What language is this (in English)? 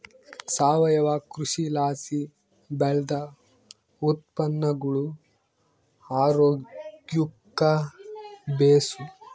Kannada